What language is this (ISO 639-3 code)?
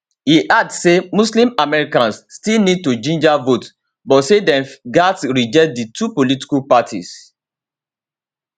pcm